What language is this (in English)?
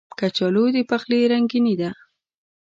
Pashto